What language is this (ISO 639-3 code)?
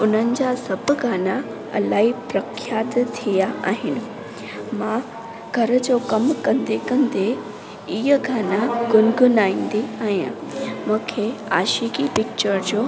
snd